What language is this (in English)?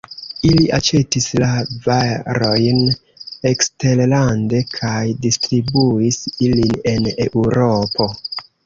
Esperanto